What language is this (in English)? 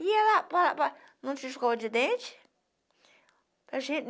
Portuguese